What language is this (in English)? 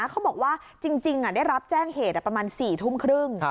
Thai